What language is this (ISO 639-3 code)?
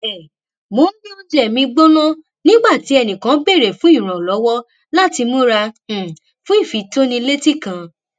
yor